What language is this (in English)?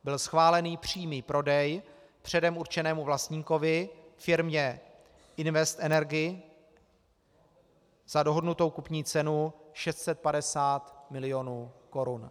Czech